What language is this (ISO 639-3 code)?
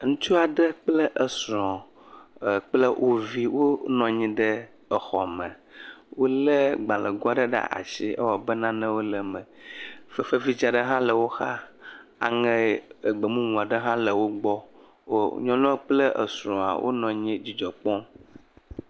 ewe